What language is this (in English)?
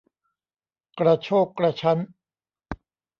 Thai